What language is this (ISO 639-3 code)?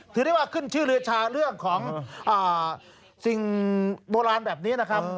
tha